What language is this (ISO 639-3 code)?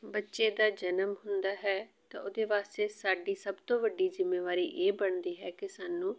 pan